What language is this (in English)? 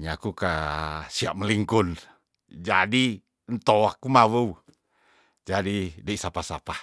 Tondano